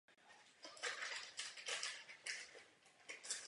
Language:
Czech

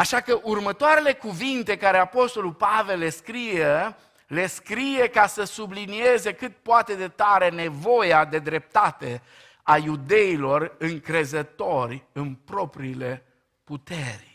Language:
Romanian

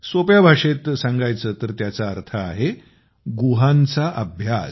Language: Marathi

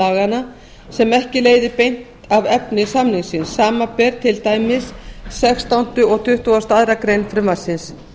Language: Icelandic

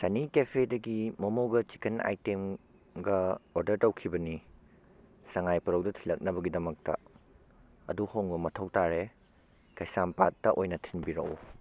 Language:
Manipuri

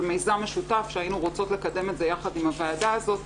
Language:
Hebrew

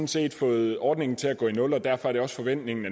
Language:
Danish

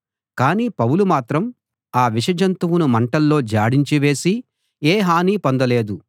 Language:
Telugu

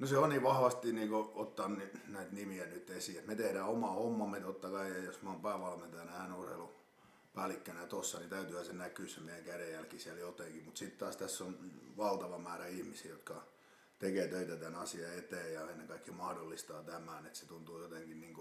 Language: Finnish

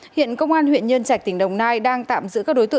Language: Vietnamese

